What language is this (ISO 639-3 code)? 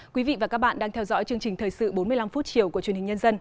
vie